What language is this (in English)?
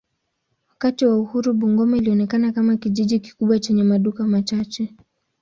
Swahili